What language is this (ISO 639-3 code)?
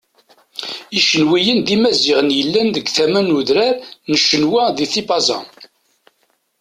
kab